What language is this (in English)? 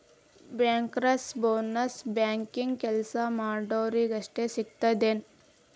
Kannada